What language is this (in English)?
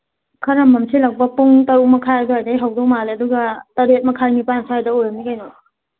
Manipuri